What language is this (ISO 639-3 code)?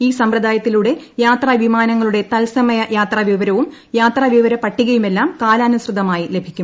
mal